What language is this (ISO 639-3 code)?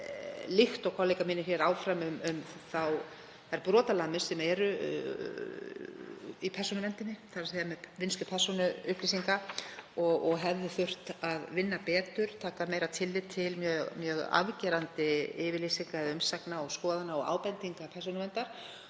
isl